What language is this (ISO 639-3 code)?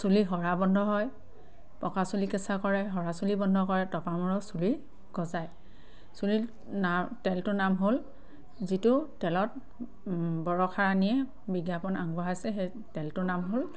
asm